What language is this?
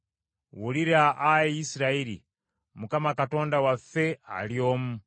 Ganda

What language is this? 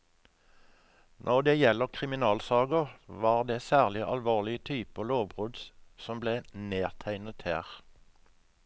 Norwegian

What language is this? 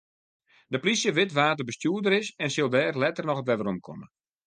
Western Frisian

